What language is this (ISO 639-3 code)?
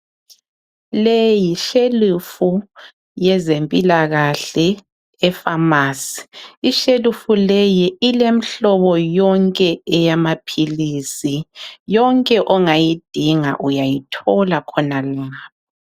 nde